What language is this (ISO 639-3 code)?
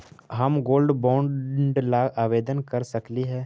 mag